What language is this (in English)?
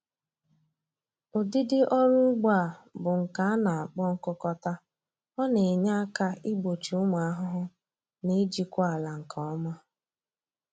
Igbo